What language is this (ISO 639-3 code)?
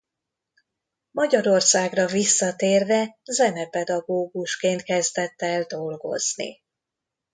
hun